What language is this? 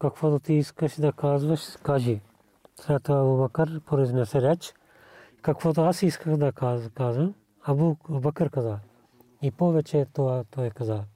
Bulgarian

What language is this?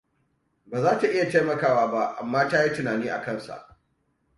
Hausa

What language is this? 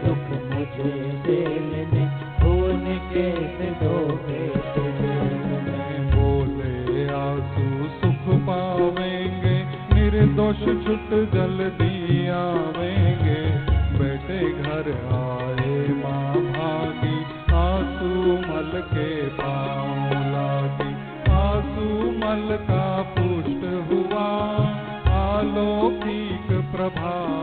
Hindi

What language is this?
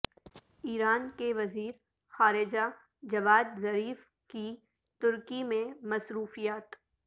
Urdu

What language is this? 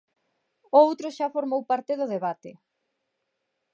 Galician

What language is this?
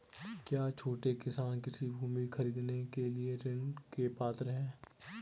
Hindi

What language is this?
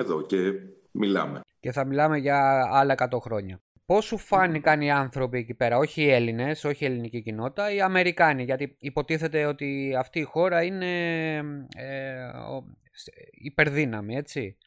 Greek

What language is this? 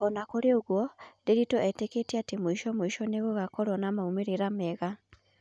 Kikuyu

